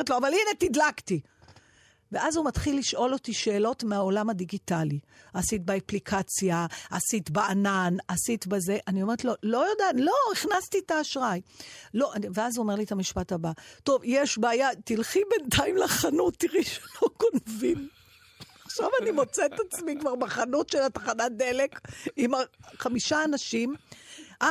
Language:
Hebrew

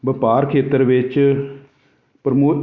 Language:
Punjabi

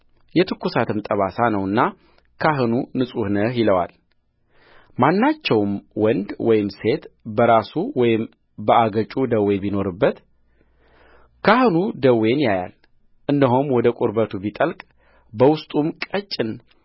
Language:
Amharic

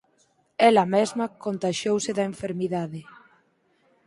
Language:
Galician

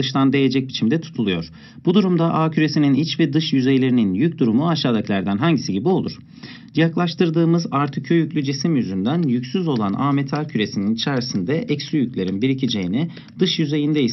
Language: Turkish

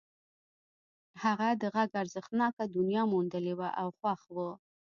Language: Pashto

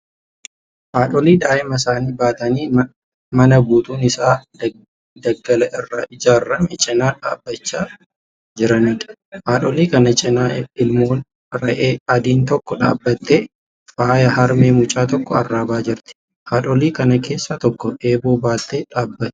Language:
Oromo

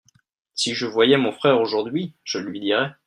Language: French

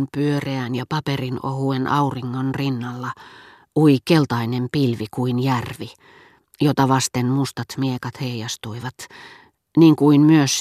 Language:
Finnish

